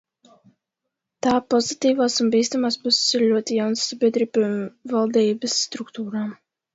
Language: Latvian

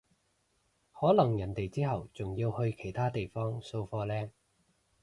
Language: Cantonese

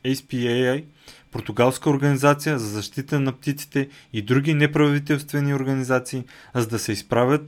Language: Bulgarian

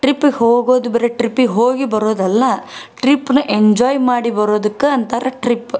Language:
Kannada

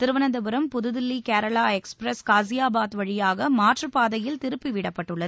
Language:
Tamil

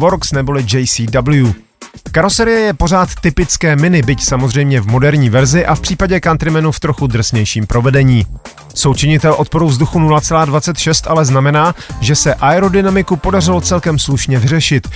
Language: Czech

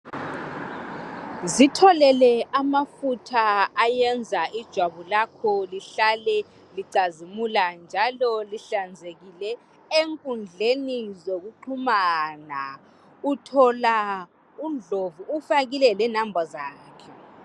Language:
North Ndebele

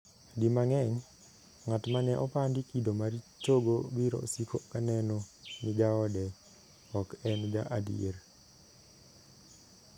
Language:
Luo (Kenya and Tanzania)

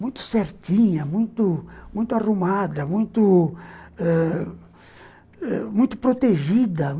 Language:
Portuguese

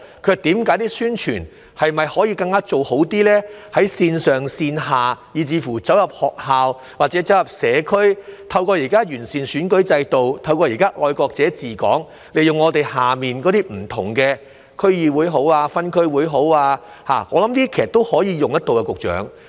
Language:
Cantonese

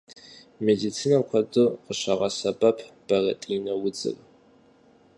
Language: Kabardian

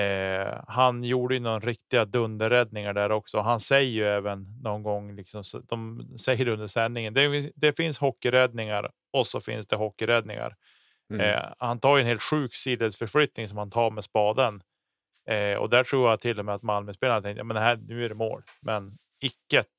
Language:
Swedish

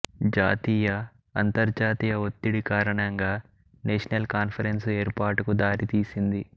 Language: Telugu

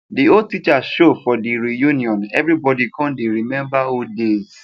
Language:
Nigerian Pidgin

